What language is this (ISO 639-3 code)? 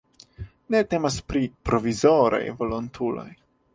epo